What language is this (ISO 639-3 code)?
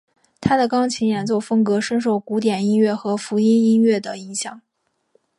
zho